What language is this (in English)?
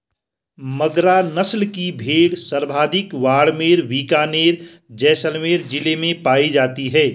Hindi